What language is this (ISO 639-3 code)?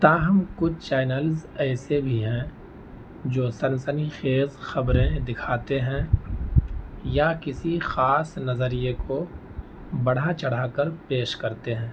urd